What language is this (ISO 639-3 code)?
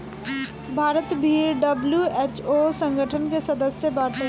bho